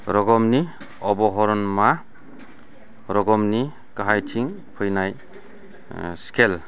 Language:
Bodo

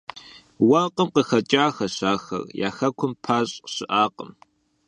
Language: Kabardian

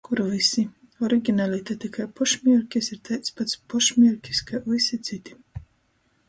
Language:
Latgalian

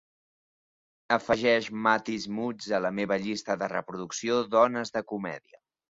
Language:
Catalan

